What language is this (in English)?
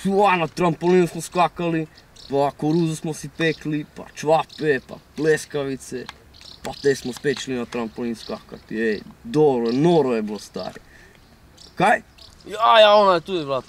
Romanian